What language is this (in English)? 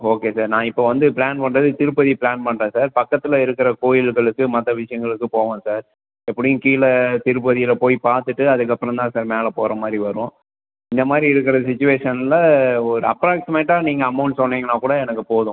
Tamil